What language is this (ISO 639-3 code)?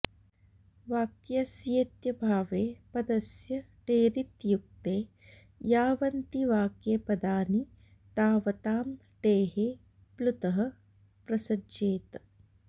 san